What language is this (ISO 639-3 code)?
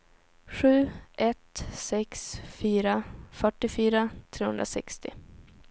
swe